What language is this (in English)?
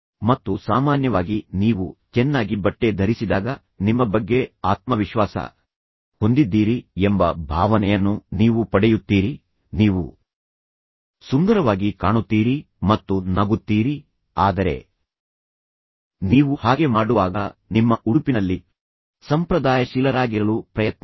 Kannada